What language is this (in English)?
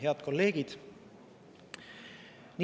Estonian